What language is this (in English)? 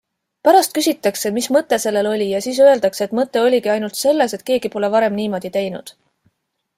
Estonian